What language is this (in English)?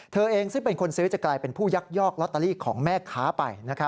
Thai